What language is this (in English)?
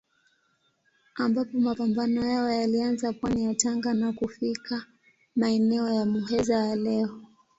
Swahili